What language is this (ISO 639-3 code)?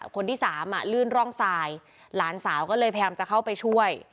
tha